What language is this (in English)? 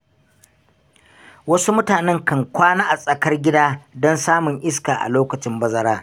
Hausa